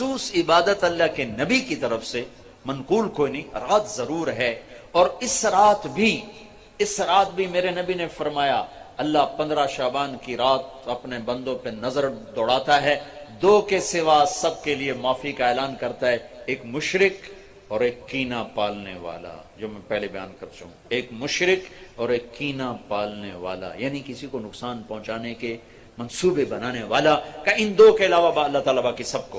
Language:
Urdu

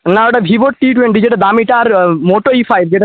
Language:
Bangla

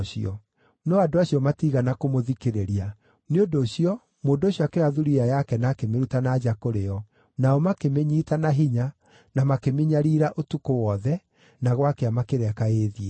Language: Kikuyu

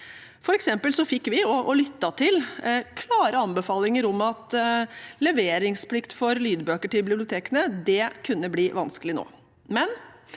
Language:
Norwegian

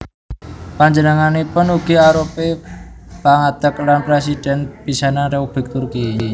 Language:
Javanese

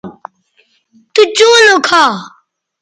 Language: Bateri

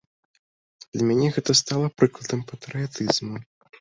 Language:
Belarusian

